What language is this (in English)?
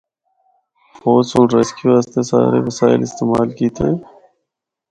Northern Hindko